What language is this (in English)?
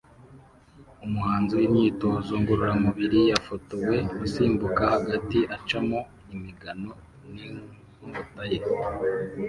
Kinyarwanda